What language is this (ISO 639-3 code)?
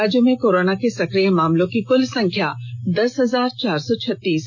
hin